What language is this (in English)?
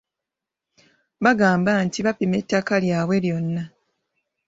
Ganda